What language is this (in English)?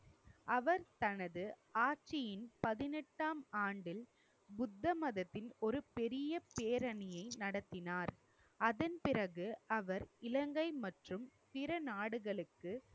Tamil